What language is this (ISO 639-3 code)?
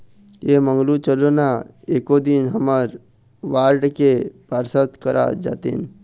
hne